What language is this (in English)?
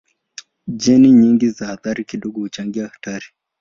Swahili